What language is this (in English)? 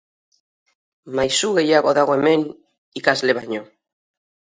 Basque